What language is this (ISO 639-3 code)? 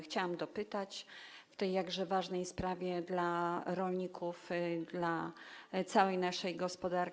pol